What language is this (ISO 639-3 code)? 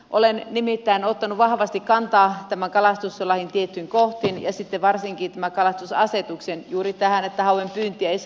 fin